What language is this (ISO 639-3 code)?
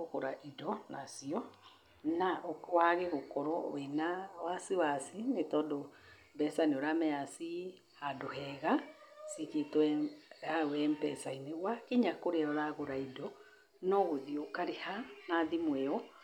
kik